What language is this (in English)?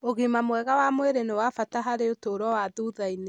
Kikuyu